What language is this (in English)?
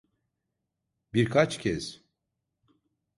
Turkish